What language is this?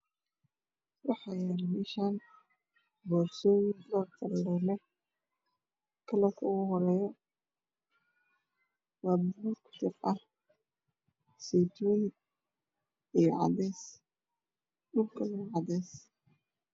Somali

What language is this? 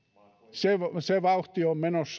Finnish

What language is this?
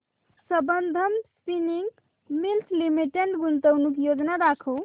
Marathi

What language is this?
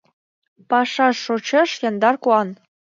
Mari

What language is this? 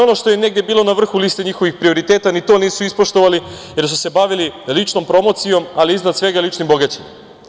Serbian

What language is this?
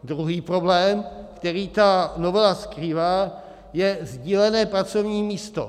Czech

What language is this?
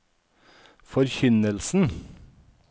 Norwegian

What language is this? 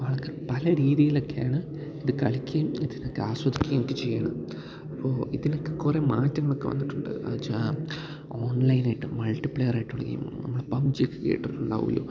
Malayalam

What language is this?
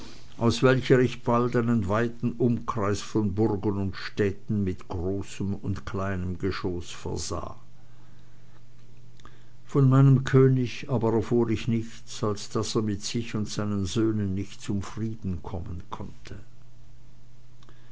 German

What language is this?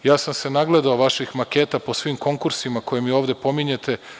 Serbian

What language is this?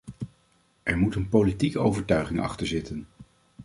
Dutch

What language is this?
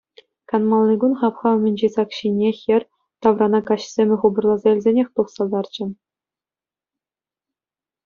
Chuvash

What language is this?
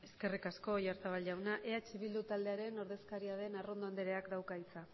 Basque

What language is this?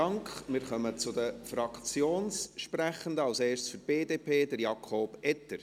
Swiss German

